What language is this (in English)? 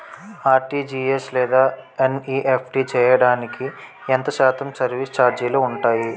Telugu